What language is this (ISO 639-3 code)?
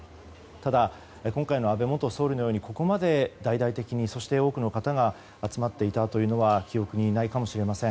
jpn